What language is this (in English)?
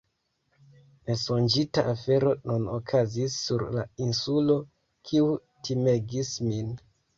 Esperanto